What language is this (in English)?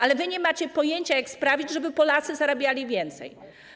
Polish